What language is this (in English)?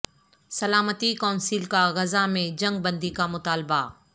Urdu